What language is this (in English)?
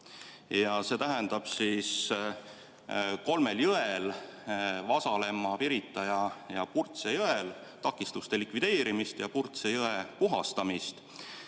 Estonian